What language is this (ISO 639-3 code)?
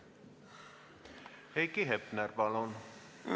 est